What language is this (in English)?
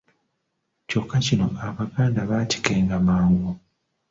Ganda